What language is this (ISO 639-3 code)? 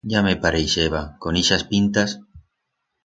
arg